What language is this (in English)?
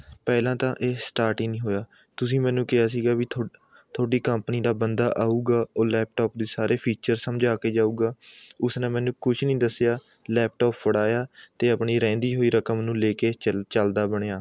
Punjabi